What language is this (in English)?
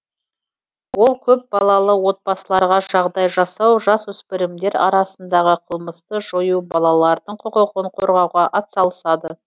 Kazakh